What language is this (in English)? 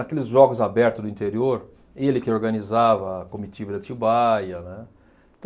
Portuguese